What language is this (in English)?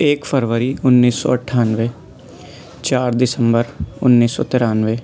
Urdu